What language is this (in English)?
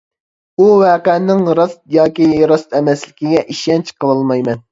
Uyghur